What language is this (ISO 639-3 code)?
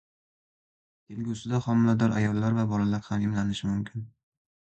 uzb